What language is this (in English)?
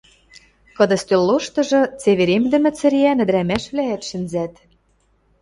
Western Mari